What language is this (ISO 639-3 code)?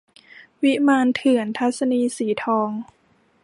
tha